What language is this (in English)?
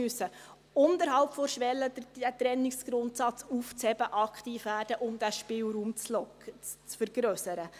Swiss German